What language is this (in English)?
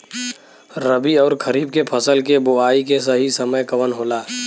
Bhojpuri